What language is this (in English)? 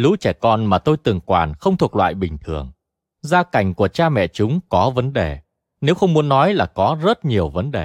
Vietnamese